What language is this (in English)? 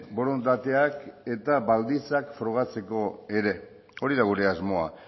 Basque